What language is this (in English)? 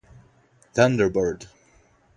Portuguese